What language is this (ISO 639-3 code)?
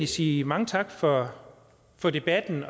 dan